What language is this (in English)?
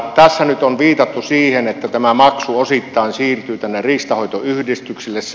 Finnish